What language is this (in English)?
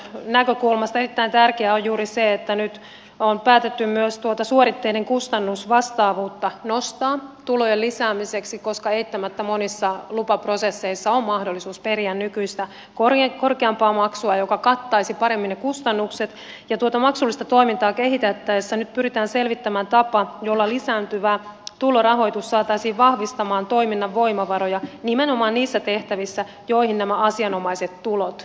Finnish